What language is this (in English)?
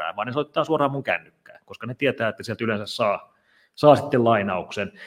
Finnish